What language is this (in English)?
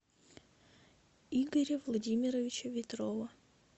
Russian